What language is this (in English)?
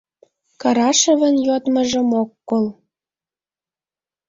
Mari